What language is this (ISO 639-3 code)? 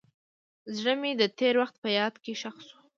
pus